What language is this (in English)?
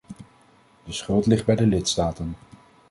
Dutch